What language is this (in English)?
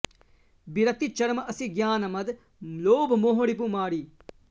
Sanskrit